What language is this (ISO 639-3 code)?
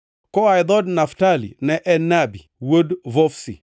luo